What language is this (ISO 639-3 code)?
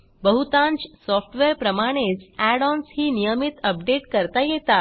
mar